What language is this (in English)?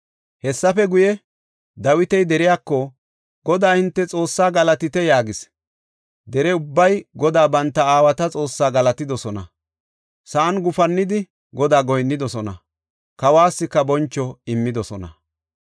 Gofa